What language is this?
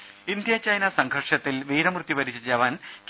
Malayalam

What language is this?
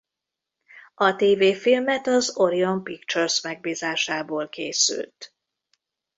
Hungarian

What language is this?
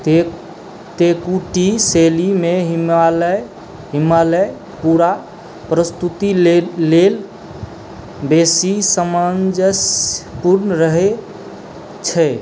Maithili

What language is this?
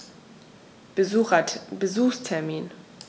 German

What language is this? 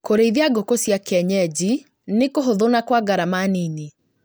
Kikuyu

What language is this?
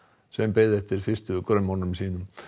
Icelandic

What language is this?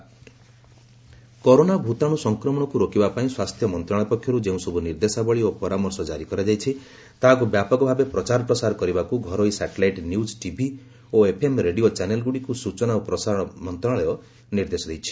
Odia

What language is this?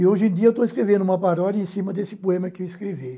Portuguese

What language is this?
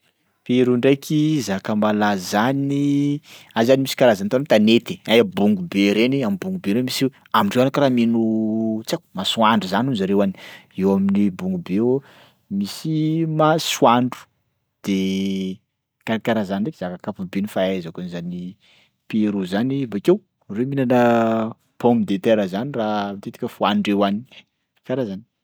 Sakalava Malagasy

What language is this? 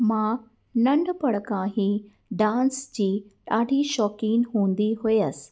Sindhi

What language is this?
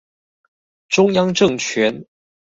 Chinese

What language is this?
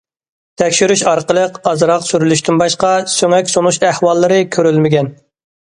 Uyghur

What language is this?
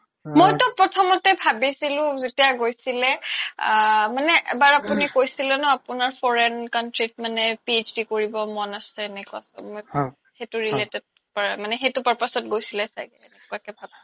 Assamese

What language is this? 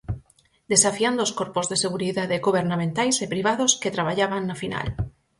Galician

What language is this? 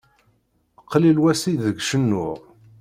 Kabyle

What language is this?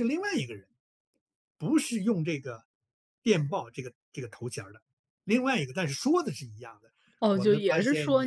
Chinese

